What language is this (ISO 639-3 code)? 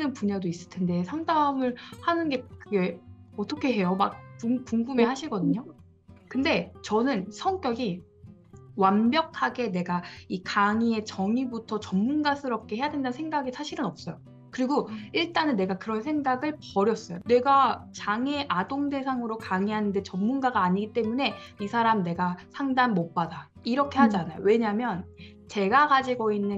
kor